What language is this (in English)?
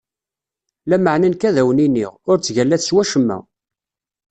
Kabyle